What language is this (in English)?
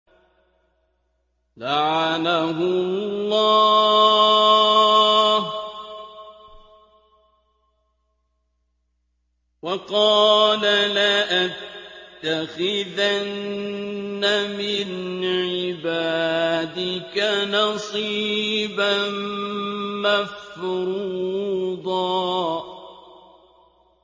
Arabic